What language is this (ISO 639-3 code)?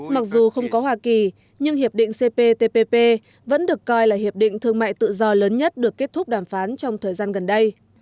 vie